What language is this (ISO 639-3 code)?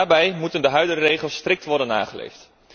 nld